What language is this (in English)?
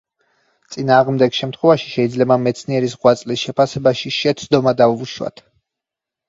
Georgian